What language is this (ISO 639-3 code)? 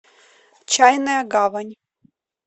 rus